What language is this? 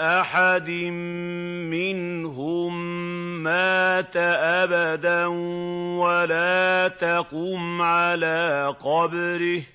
Arabic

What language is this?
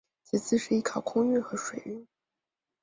Chinese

